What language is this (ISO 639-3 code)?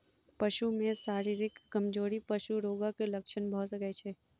mai